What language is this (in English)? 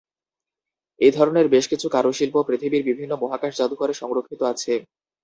Bangla